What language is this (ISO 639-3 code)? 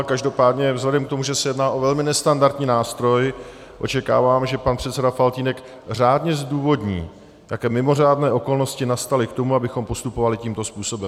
ces